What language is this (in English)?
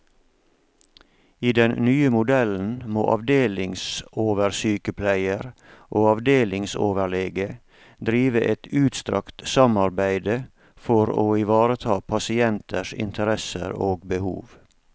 Norwegian